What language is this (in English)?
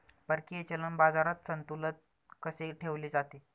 Marathi